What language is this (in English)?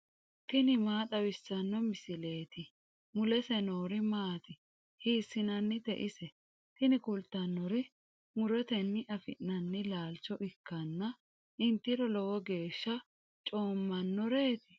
Sidamo